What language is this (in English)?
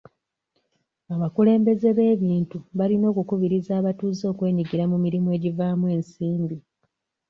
Ganda